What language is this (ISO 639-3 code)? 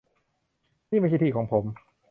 tha